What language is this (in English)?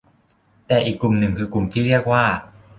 Thai